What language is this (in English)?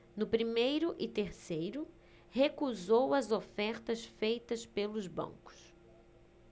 Portuguese